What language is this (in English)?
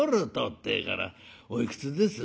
Japanese